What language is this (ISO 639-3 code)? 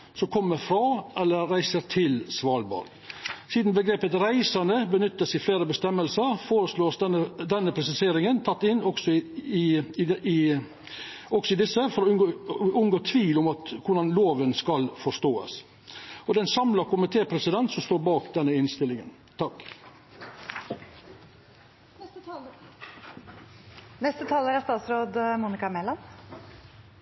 nor